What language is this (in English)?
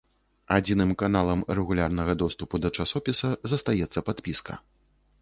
Belarusian